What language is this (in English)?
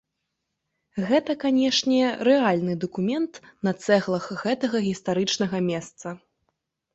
Belarusian